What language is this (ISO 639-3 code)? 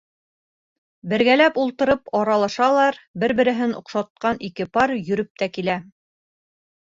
bak